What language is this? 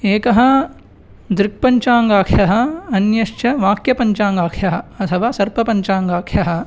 Sanskrit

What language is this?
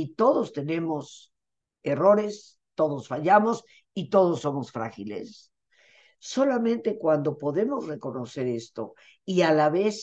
Spanish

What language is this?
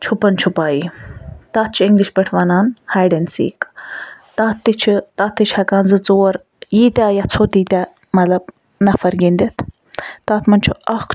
Kashmiri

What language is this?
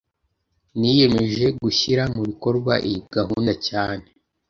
Kinyarwanda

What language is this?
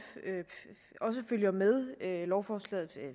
Danish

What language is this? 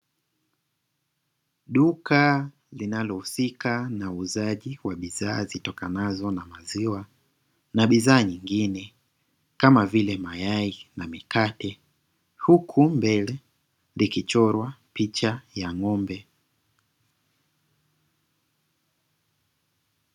Swahili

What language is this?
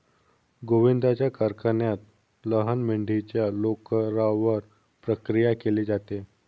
Marathi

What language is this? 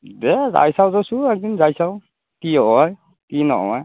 Assamese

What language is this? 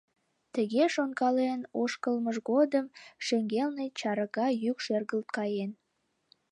Mari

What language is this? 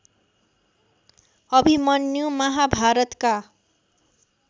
Nepali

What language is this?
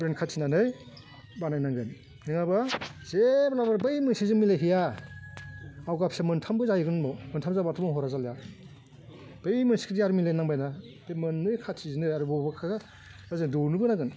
Bodo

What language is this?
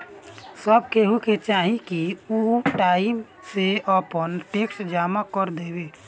Bhojpuri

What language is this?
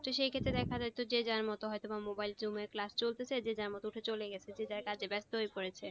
Bangla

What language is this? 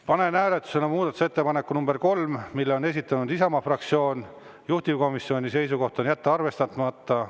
Estonian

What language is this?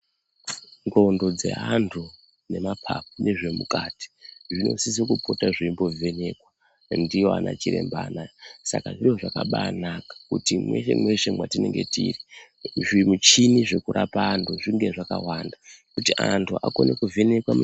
Ndau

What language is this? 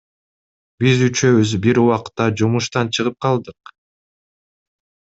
Kyrgyz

